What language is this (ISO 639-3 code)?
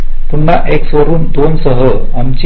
mar